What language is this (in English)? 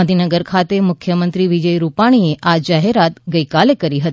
Gujarati